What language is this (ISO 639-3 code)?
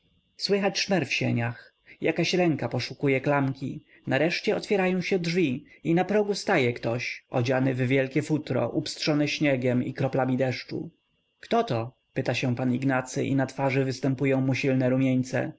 pol